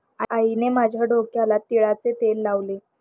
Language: Marathi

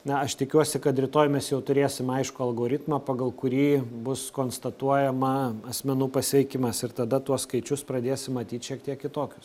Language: Lithuanian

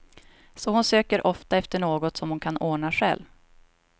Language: Swedish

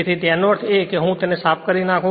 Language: Gujarati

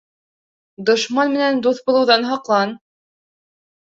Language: Bashkir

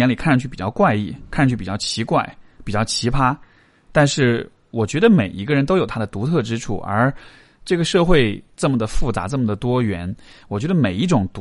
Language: Chinese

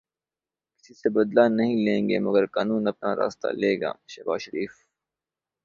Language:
Urdu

